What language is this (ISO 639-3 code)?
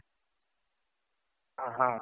kan